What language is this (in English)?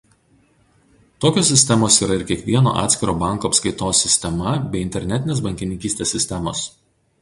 Lithuanian